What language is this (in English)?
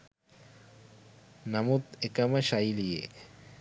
Sinhala